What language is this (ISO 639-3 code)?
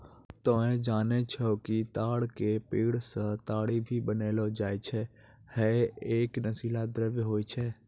mai